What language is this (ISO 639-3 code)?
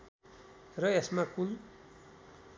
nep